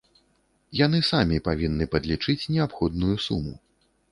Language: Belarusian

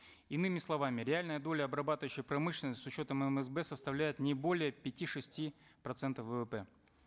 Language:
Kazakh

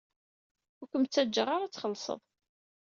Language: Kabyle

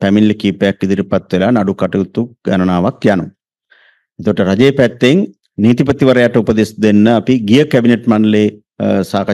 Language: Hindi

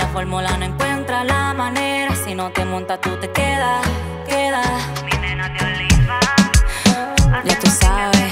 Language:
Dutch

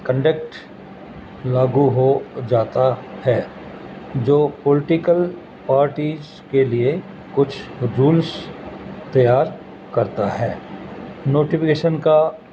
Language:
Urdu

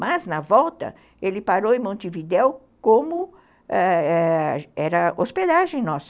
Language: Portuguese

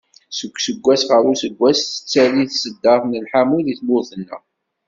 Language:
Kabyle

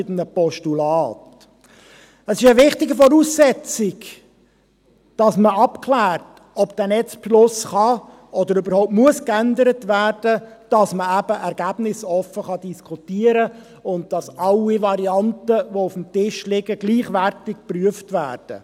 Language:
Swiss German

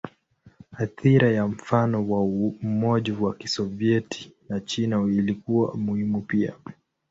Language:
Swahili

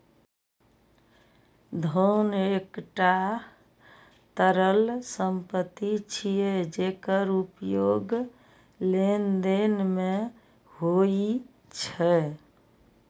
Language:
Maithili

